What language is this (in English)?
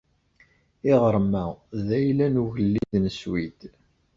Kabyle